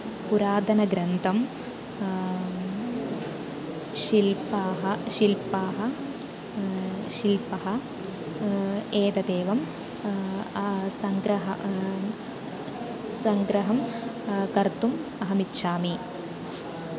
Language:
Sanskrit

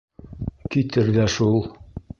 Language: Bashkir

